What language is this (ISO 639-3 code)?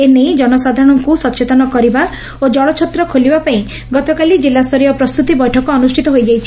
ori